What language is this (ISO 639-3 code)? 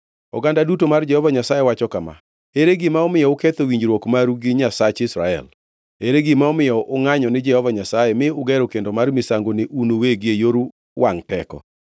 luo